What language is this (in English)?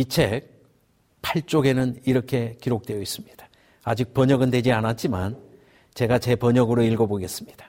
Korean